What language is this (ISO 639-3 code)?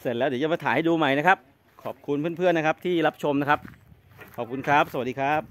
tha